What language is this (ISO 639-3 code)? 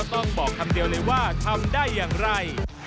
tha